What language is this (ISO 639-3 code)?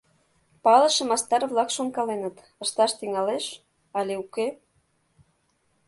chm